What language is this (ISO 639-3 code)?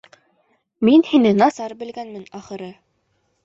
bak